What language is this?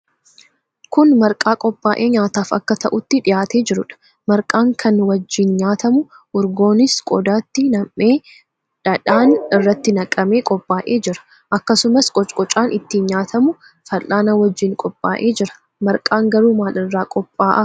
Oromo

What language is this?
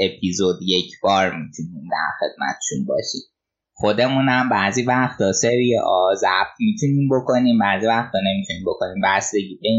Persian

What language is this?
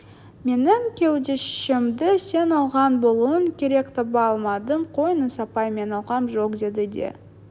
Kazakh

